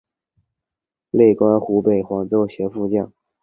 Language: Chinese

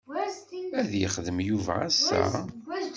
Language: Kabyle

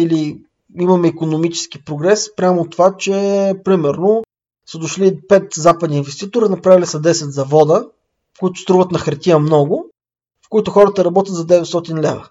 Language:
Bulgarian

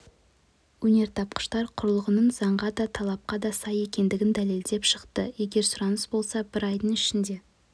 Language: Kazakh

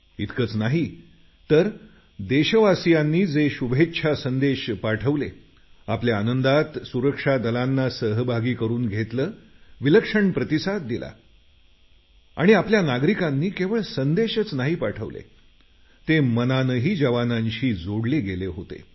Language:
Marathi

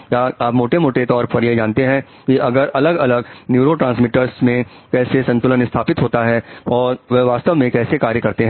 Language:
Hindi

